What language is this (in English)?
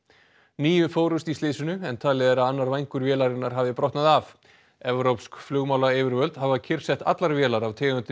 Icelandic